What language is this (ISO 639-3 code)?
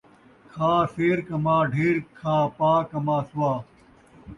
skr